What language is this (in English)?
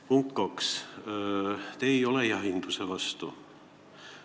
Estonian